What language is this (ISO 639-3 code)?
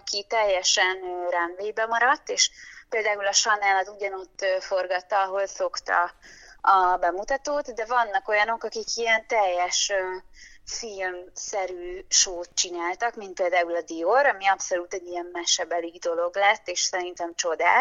hun